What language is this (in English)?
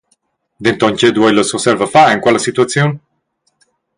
Romansh